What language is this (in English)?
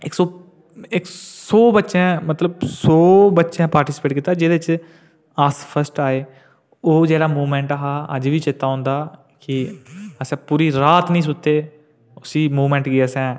Dogri